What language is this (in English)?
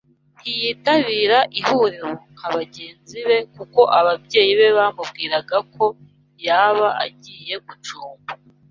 Kinyarwanda